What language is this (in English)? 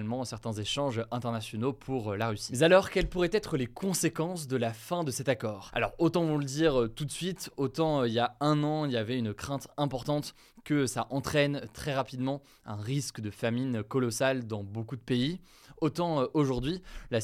French